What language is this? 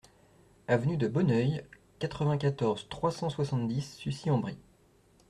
French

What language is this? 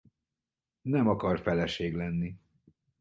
Hungarian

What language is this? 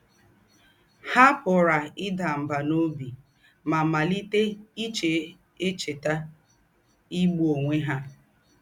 Igbo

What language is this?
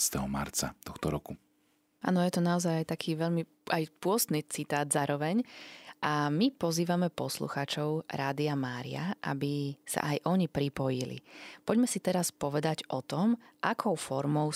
Slovak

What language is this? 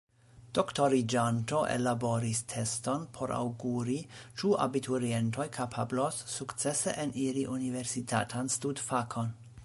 Esperanto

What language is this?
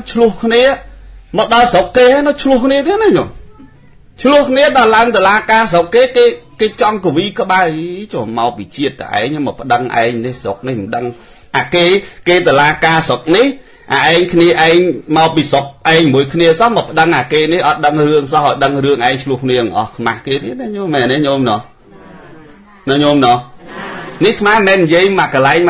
Thai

